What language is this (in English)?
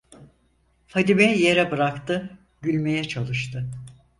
Turkish